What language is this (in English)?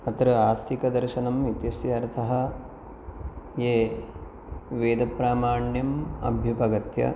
Sanskrit